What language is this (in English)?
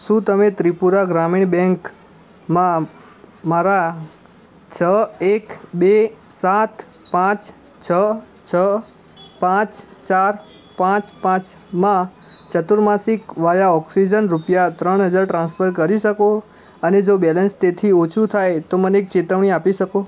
Gujarati